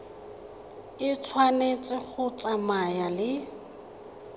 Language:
Tswana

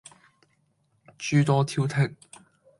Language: Cantonese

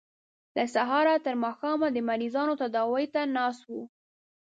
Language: Pashto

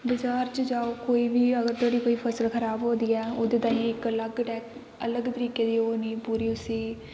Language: Dogri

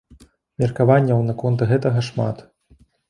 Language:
Belarusian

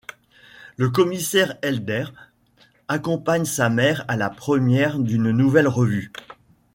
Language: French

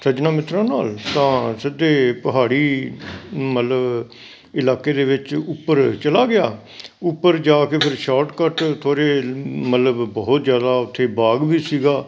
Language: Punjabi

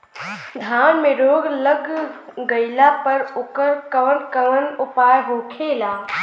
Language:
Bhojpuri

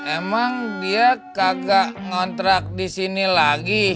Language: Indonesian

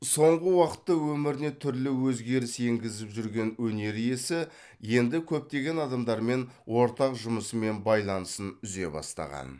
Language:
Kazakh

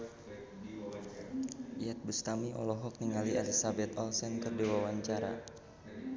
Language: Sundanese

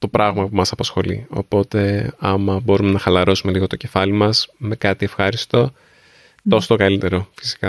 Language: Greek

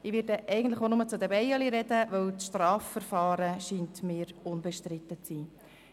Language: Swiss German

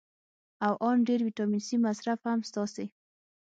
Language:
Pashto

